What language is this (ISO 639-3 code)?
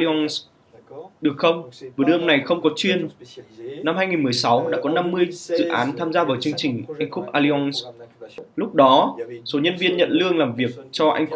vie